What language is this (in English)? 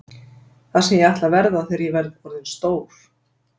Icelandic